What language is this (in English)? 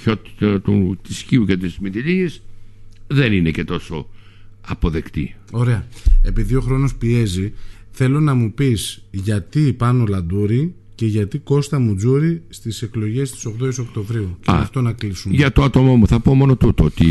Greek